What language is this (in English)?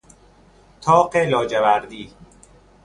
Persian